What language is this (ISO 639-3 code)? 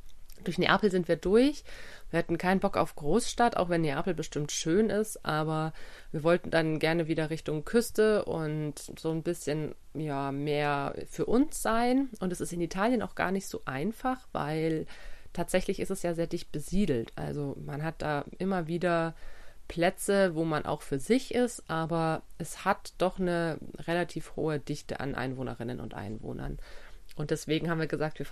deu